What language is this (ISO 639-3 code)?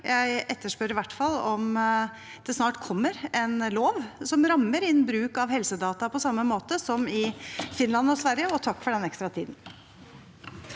nor